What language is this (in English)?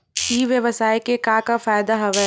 Chhattisgarhi